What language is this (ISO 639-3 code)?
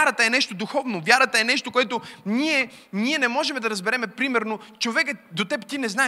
bul